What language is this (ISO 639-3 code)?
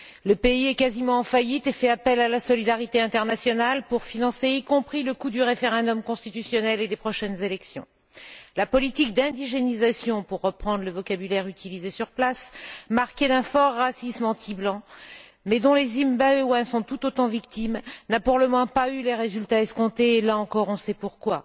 fra